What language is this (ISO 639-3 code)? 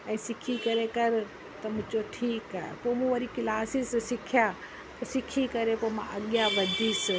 snd